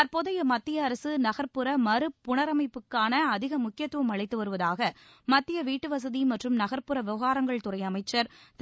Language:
Tamil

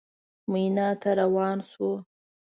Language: Pashto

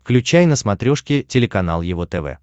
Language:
Russian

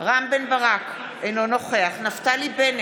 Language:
Hebrew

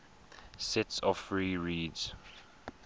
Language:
English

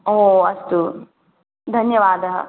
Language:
Sanskrit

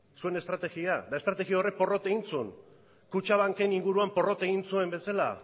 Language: Basque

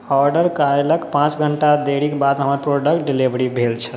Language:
Maithili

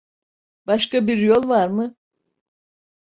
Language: Turkish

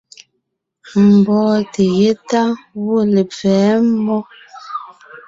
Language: Ngiemboon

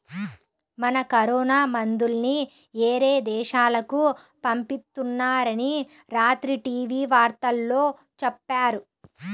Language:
Telugu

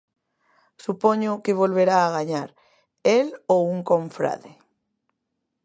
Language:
Galician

